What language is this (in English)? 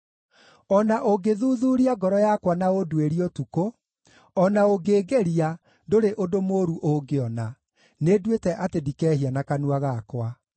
Kikuyu